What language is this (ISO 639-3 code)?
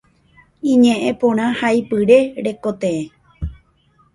grn